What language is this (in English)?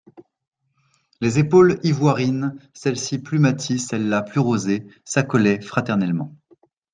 French